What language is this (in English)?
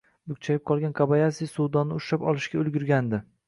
Uzbek